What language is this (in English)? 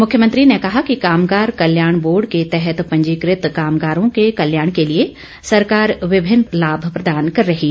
Hindi